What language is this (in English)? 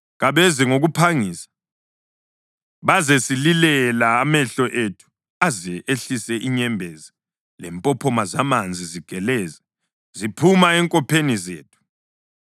North Ndebele